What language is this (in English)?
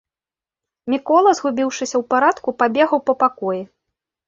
Belarusian